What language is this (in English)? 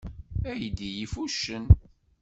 Kabyle